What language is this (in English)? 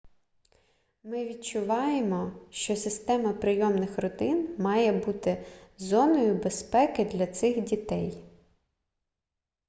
Ukrainian